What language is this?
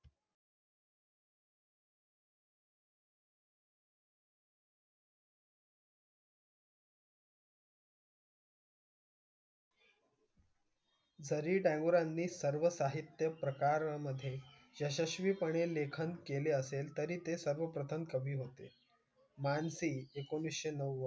Marathi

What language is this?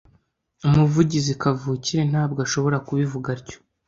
Kinyarwanda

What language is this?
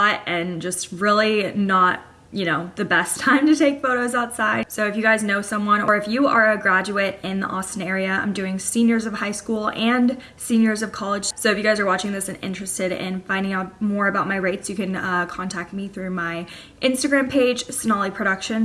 English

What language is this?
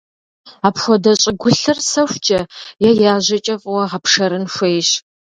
Kabardian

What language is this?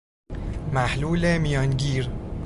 Persian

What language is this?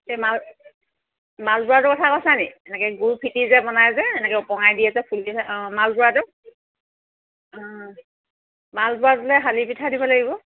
Assamese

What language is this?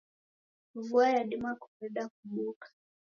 Taita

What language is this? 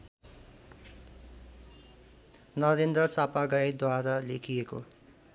Nepali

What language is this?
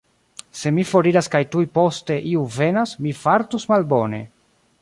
Esperanto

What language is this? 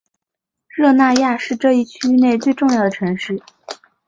Chinese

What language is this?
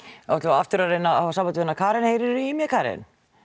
Icelandic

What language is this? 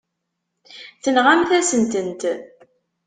Kabyle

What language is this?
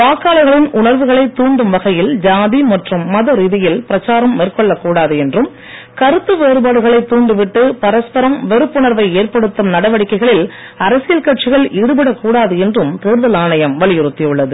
Tamil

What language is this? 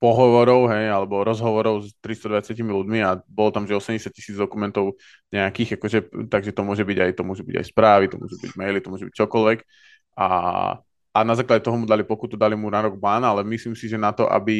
Slovak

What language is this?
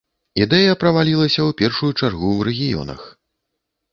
Belarusian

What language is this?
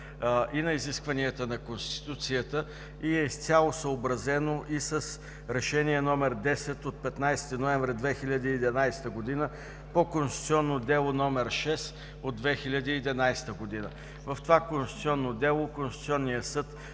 Bulgarian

